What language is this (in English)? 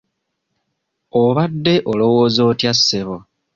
Ganda